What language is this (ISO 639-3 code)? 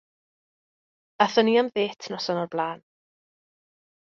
cym